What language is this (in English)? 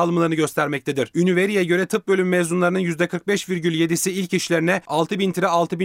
Turkish